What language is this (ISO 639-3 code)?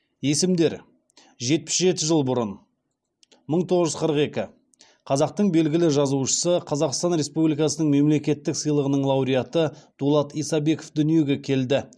kaz